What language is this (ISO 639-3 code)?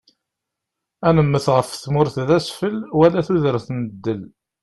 kab